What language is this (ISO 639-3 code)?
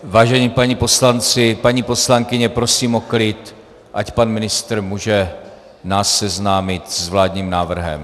ces